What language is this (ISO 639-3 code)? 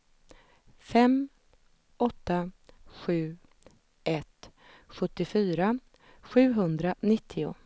swe